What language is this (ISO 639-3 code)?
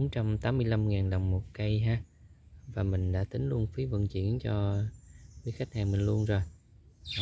vie